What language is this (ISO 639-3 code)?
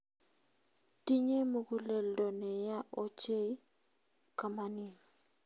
kln